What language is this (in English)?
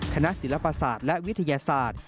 Thai